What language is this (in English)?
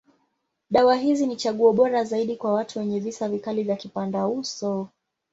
Swahili